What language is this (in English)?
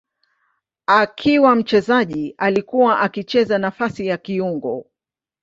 Swahili